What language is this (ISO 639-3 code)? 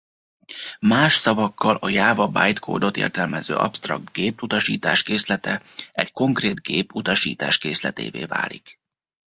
hun